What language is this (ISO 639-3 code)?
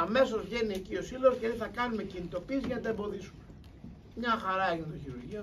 ell